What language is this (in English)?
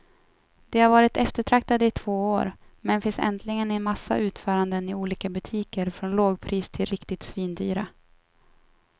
Swedish